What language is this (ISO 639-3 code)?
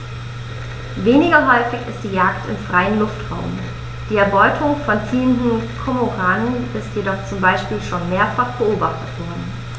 deu